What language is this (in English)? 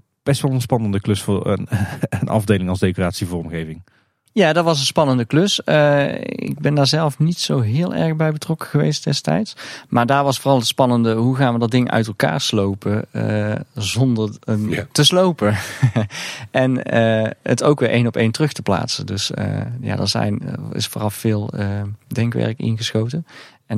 Dutch